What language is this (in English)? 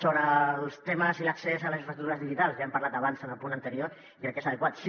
Catalan